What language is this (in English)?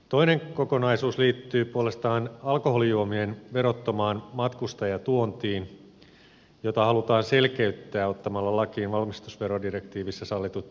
Finnish